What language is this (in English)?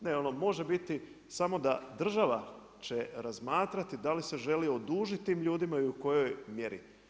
Croatian